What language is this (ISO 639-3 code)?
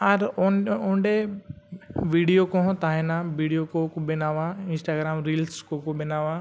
sat